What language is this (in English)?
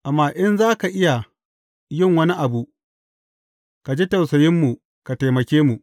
Hausa